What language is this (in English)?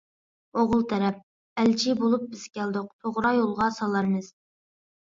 Uyghur